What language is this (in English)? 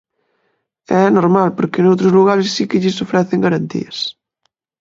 Galician